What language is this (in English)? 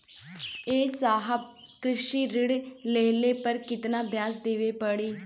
Bhojpuri